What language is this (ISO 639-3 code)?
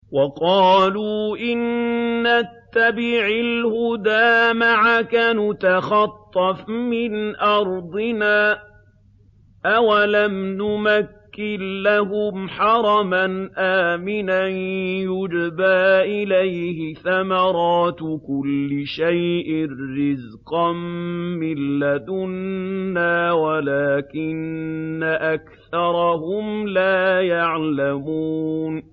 ara